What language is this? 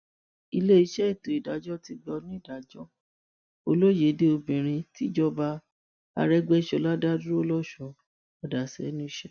Yoruba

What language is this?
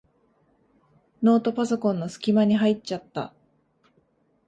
Japanese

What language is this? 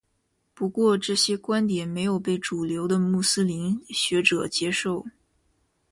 Chinese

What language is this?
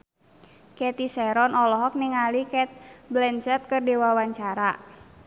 Sundanese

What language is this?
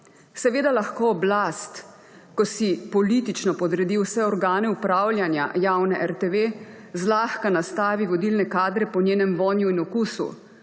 Slovenian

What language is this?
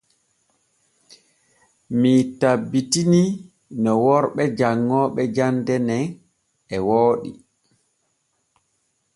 Borgu Fulfulde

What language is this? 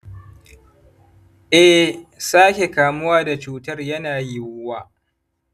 Hausa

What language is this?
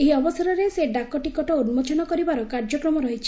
Odia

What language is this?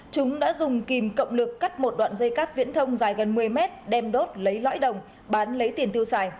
Vietnamese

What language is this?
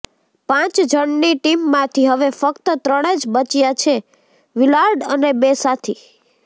Gujarati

